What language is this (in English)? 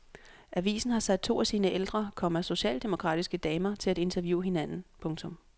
Danish